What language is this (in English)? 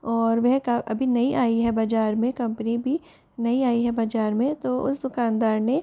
Hindi